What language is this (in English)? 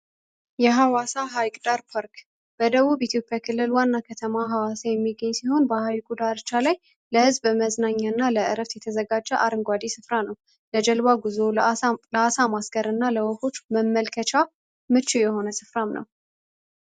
Amharic